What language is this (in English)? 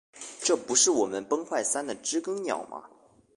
Chinese